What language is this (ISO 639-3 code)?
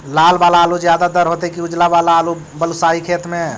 mag